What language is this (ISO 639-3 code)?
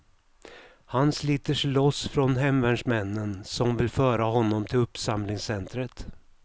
swe